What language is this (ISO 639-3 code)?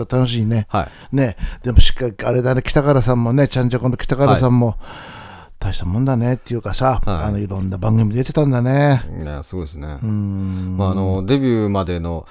jpn